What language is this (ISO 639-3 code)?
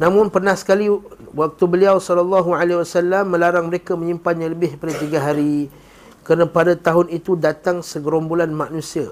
msa